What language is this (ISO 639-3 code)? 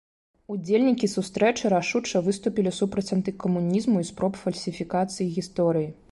bel